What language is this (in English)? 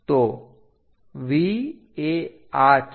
Gujarati